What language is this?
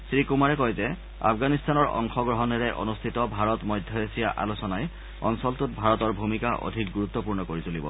Assamese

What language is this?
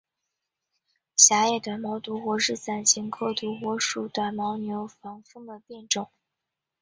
Chinese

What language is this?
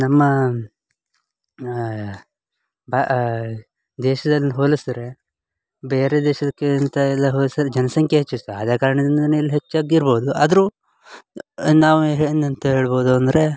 Kannada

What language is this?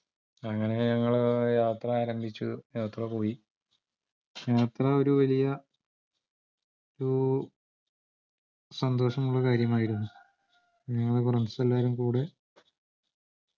Malayalam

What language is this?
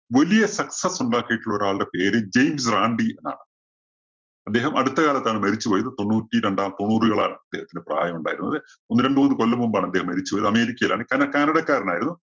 Malayalam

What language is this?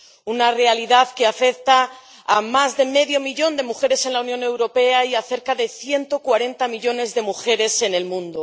Spanish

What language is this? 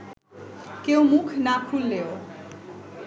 Bangla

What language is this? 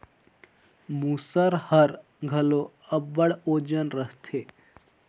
Chhattisgarhi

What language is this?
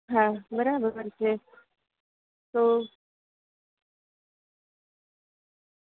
Gujarati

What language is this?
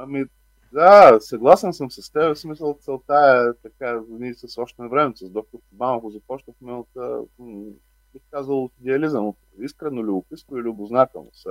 Bulgarian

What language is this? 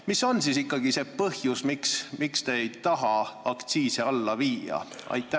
Estonian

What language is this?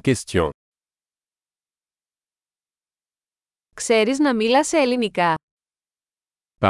Greek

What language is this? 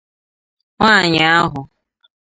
Igbo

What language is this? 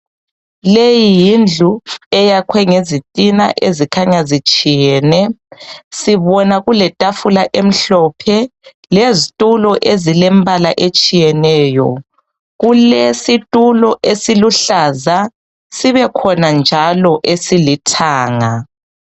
North Ndebele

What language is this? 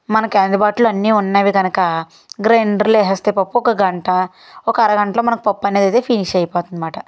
Telugu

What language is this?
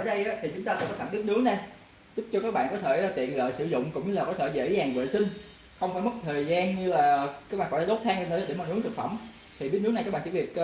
Vietnamese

